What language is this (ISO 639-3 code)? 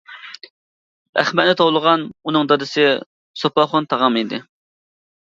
uig